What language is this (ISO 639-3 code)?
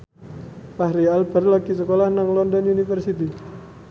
jav